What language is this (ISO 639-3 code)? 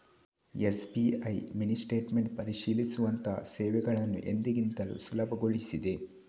kan